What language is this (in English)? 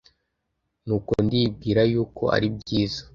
Kinyarwanda